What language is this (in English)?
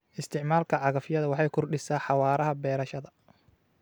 Somali